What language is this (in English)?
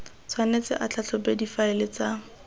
Tswana